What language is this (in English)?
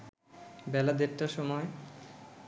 Bangla